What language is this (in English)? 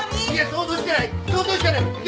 Japanese